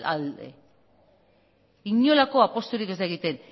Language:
Basque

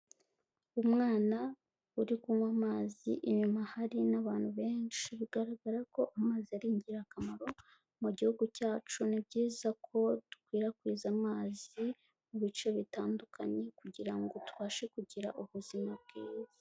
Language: Kinyarwanda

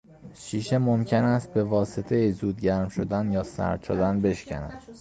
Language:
Persian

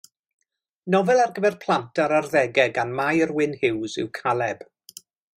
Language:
Welsh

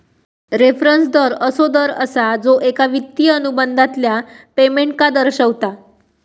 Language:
Marathi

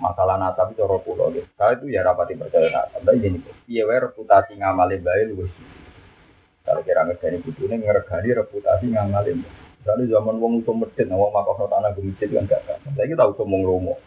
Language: Indonesian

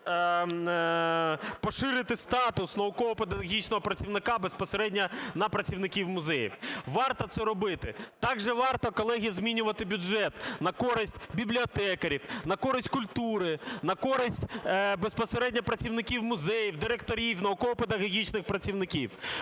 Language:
Ukrainian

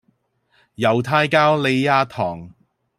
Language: Cantonese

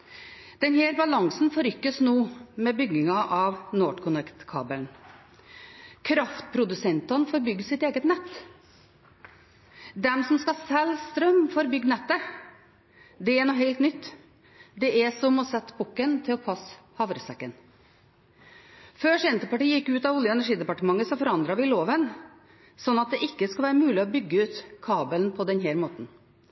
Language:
Norwegian Bokmål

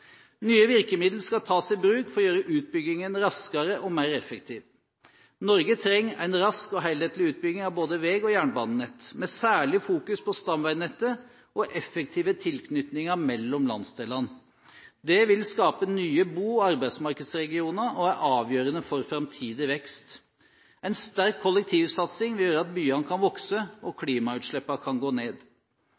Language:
Norwegian Bokmål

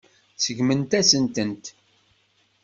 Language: Kabyle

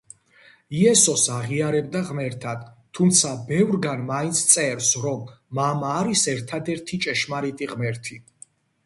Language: Georgian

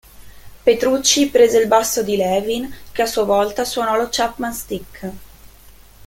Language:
Italian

